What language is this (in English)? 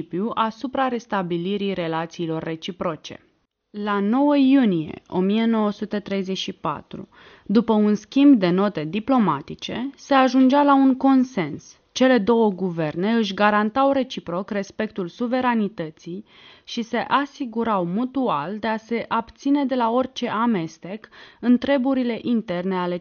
Romanian